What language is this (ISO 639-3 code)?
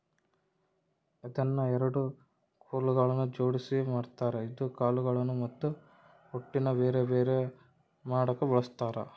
kan